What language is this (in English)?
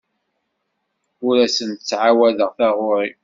Kabyle